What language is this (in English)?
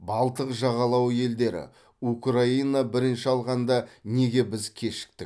Kazakh